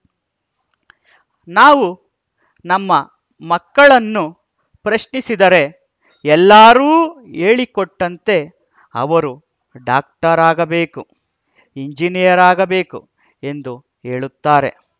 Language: Kannada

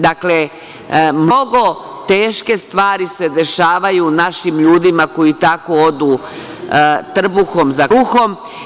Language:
Serbian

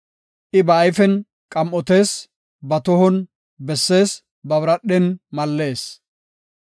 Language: Gofa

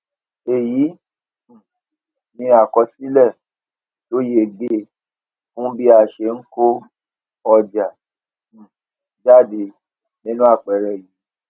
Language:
Yoruba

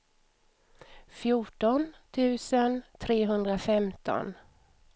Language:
Swedish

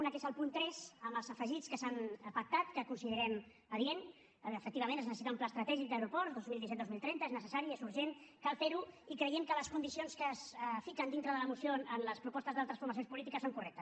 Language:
Catalan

